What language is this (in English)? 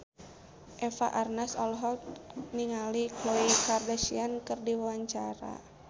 Sundanese